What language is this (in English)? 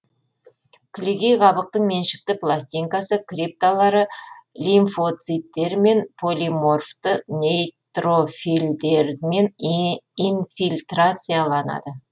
Kazakh